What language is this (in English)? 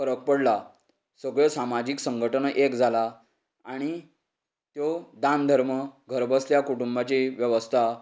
Konkani